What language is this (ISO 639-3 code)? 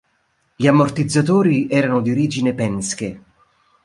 ita